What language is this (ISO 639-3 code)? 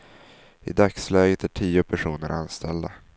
swe